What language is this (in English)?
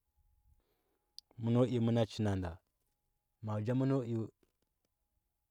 Huba